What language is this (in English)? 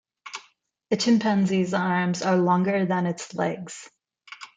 English